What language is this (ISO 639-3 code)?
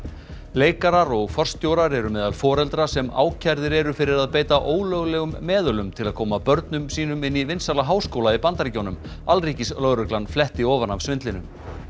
isl